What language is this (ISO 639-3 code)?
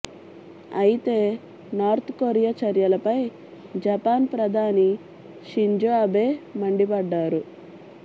tel